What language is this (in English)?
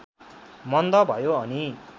Nepali